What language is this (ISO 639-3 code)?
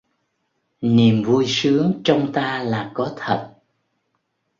vie